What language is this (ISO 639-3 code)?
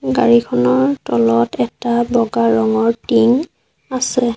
asm